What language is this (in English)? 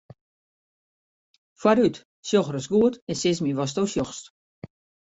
Western Frisian